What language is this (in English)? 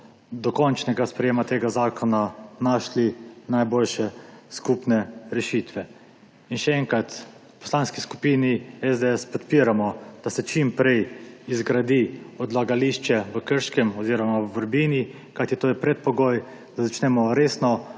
Slovenian